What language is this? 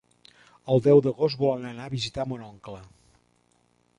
Catalan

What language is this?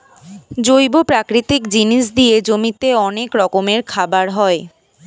Bangla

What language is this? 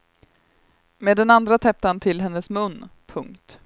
Swedish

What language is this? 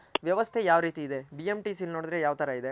Kannada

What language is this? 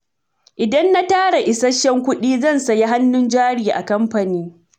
Hausa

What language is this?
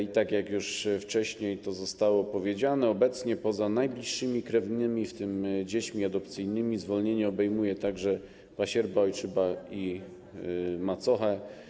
Polish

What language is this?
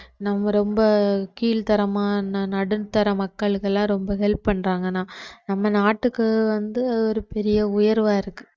Tamil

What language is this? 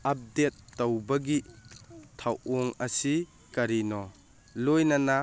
Manipuri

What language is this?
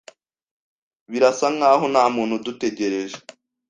Kinyarwanda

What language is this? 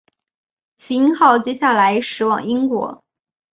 Chinese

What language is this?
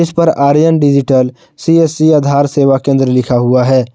Hindi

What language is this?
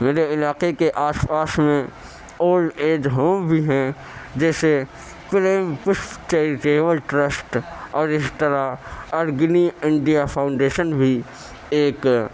Urdu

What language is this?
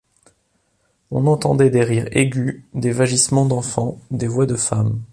French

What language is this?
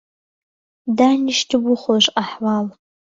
Central Kurdish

